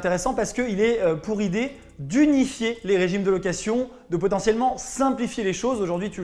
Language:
French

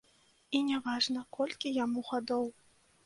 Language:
Belarusian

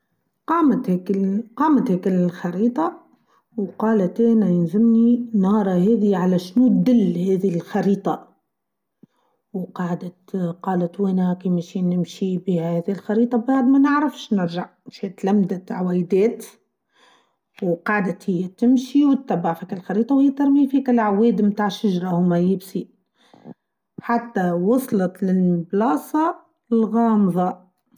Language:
Tunisian Arabic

